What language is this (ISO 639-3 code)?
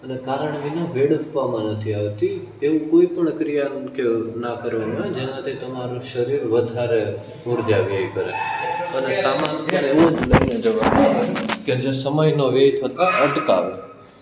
guj